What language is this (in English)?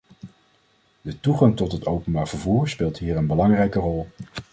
Dutch